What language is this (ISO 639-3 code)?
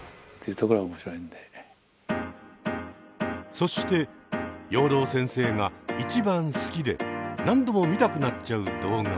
jpn